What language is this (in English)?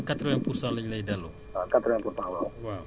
Wolof